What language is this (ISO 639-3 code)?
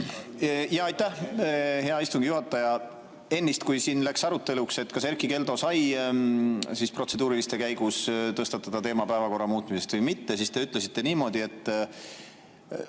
est